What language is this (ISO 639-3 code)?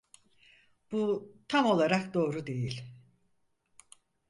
tur